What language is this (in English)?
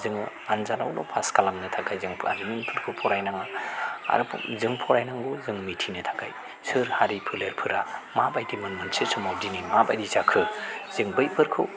Bodo